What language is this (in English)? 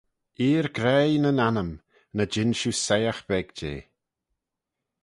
Manx